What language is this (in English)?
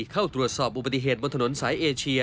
Thai